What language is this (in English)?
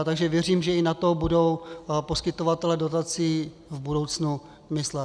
Czech